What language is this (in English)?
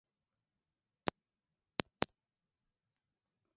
Swahili